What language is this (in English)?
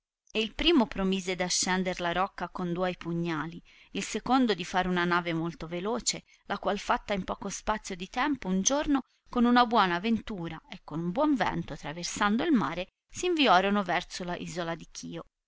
Italian